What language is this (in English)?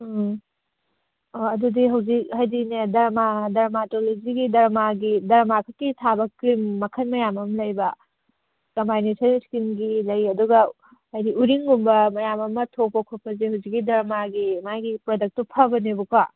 Manipuri